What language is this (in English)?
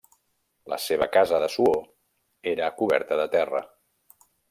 Catalan